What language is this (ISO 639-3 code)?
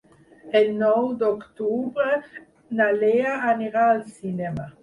cat